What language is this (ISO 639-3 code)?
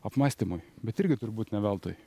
lit